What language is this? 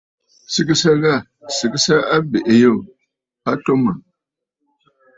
Bafut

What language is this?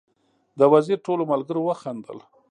Pashto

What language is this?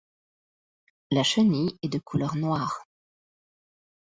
French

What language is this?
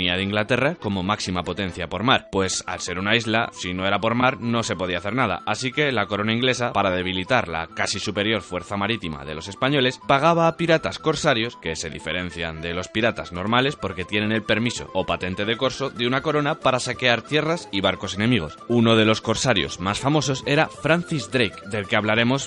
Spanish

